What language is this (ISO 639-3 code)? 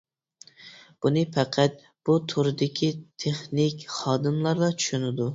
uig